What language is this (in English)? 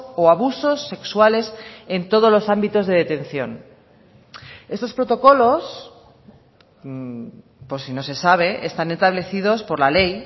Spanish